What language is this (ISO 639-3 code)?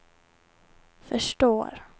swe